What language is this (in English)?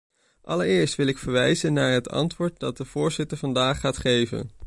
Dutch